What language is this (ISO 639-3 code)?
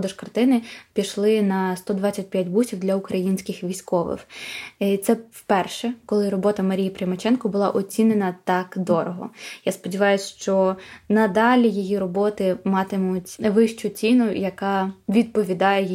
ukr